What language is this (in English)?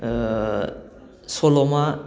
Bodo